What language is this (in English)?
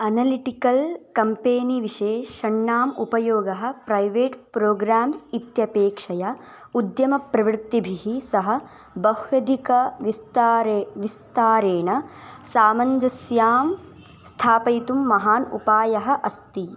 Sanskrit